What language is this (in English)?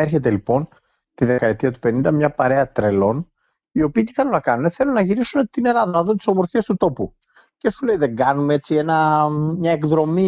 Greek